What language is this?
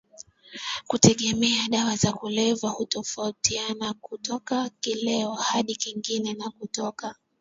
Swahili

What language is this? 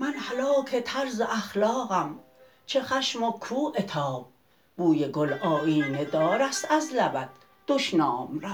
Persian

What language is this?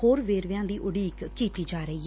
Punjabi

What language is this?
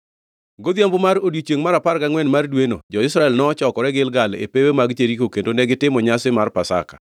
Luo (Kenya and Tanzania)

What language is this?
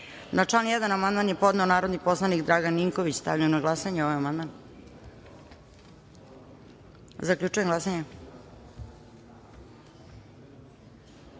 Serbian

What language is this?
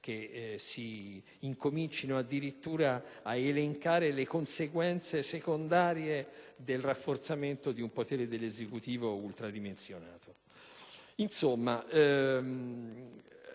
Italian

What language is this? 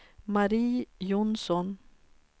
Swedish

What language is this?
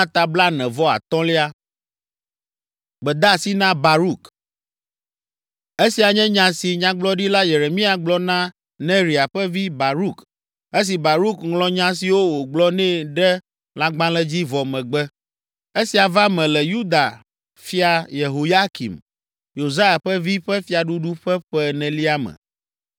Ewe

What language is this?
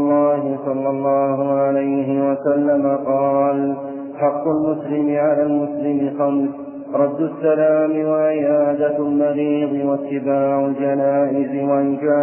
Arabic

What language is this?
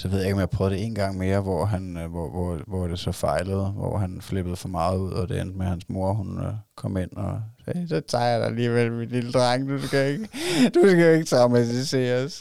Danish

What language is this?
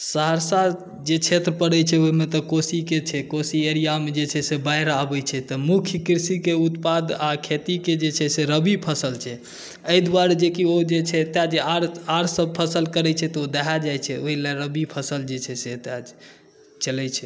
Maithili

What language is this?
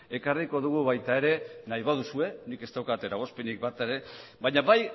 Basque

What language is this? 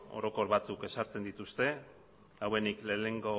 Basque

